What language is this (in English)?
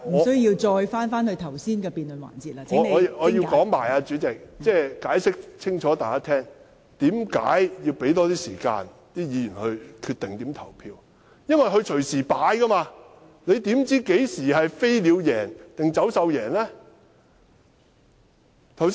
Cantonese